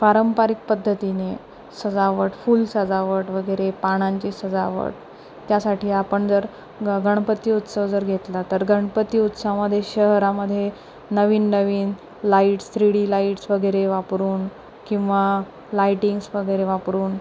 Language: Marathi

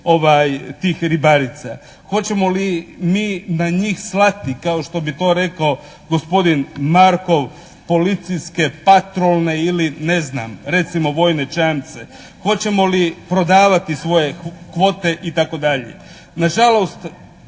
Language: Croatian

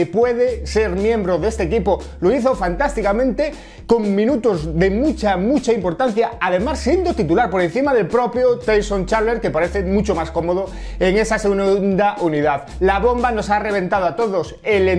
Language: Spanish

